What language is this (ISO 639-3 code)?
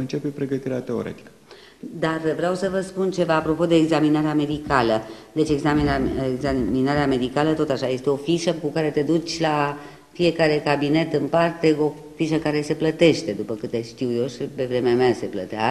ron